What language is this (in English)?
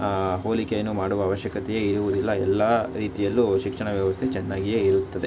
Kannada